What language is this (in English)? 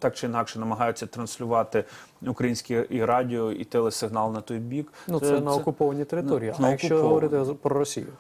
Ukrainian